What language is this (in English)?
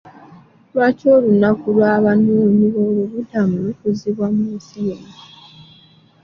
Ganda